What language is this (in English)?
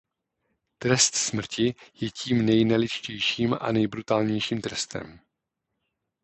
Czech